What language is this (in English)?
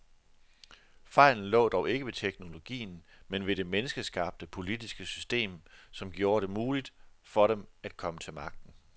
Danish